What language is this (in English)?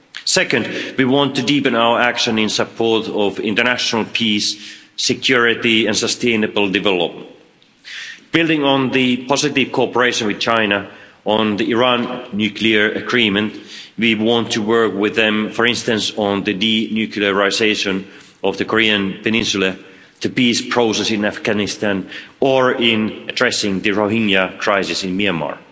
English